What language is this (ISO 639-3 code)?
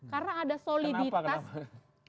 ind